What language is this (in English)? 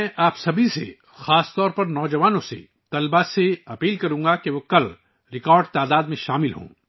Urdu